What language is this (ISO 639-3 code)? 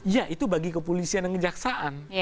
ind